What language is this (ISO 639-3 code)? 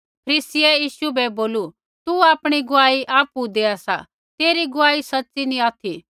kfx